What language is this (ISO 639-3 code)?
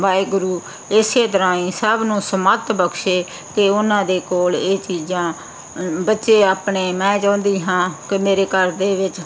pan